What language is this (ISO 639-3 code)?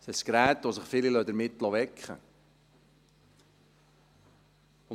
gsw